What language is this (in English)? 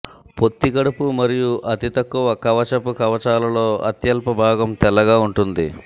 Telugu